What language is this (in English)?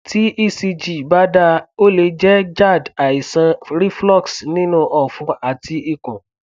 Yoruba